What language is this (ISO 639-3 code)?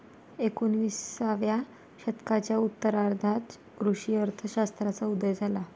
mar